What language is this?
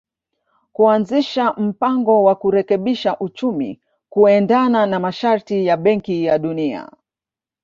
Swahili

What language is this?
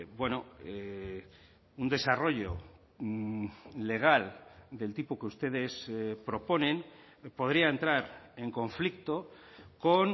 Spanish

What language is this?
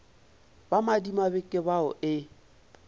Northern Sotho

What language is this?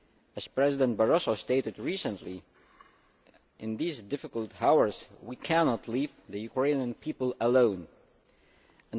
English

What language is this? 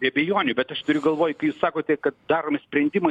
Lithuanian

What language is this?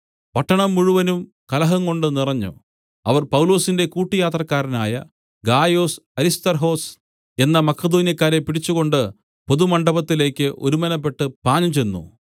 Malayalam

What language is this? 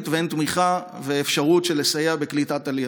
Hebrew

